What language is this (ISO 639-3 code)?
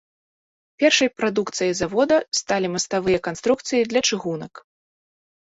bel